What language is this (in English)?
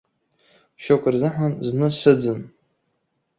Abkhazian